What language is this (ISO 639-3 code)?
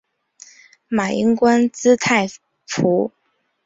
zho